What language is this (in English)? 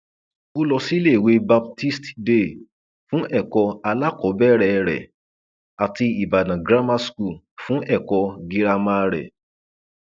Yoruba